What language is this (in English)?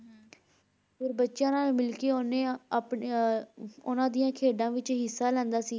Punjabi